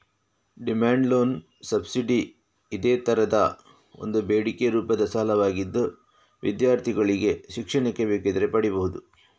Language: Kannada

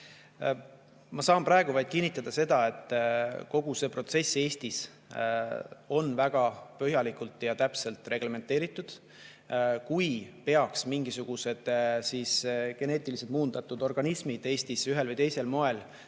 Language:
Estonian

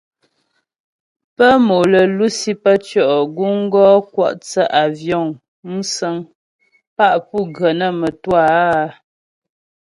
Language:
Ghomala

